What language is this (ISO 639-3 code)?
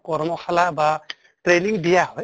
asm